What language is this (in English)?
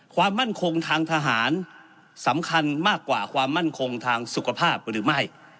Thai